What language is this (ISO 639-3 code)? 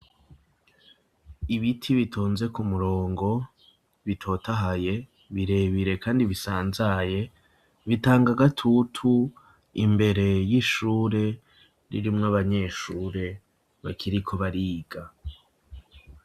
run